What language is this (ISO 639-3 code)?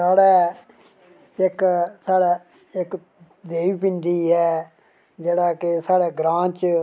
doi